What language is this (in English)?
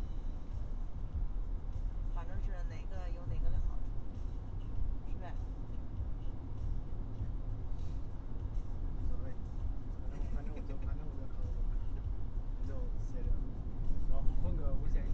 Chinese